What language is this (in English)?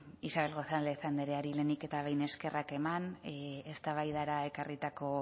Basque